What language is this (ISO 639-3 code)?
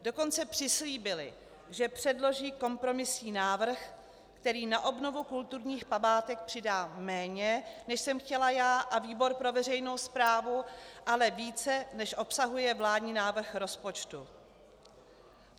ces